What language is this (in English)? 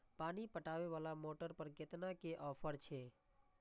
Maithili